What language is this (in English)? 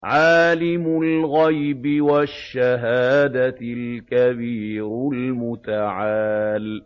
Arabic